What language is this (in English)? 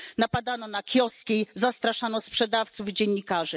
Polish